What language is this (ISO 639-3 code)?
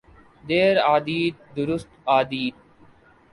urd